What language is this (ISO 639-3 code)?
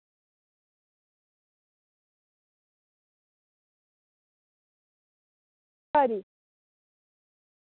doi